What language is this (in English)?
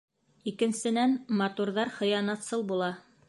Bashkir